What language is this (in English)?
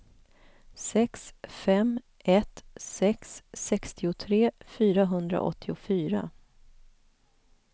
Swedish